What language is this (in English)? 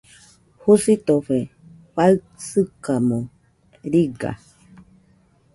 Nüpode Huitoto